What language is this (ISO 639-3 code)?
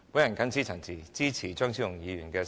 yue